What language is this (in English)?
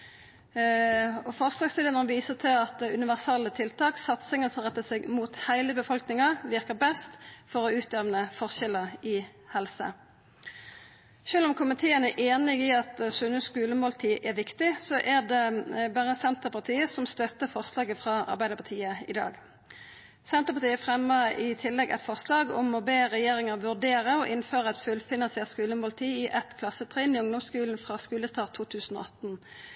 Norwegian Nynorsk